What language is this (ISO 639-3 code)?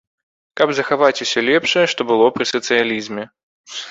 bel